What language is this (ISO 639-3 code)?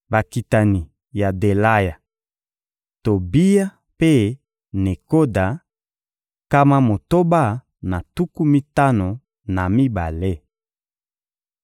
lin